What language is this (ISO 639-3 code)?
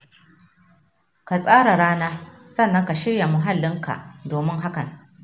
hau